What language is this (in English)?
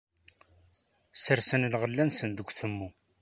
Kabyle